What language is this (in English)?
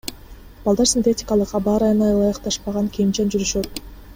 Kyrgyz